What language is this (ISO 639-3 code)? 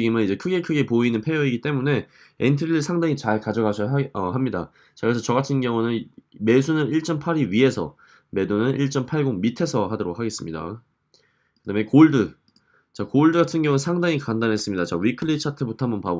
kor